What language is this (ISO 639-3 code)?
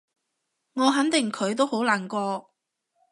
yue